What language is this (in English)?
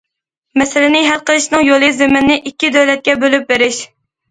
Uyghur